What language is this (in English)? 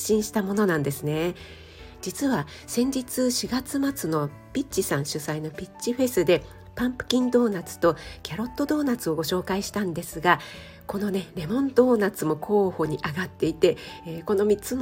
Japanese